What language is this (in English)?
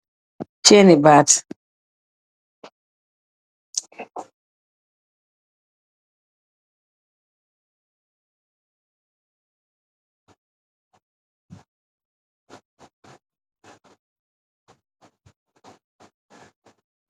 Wolof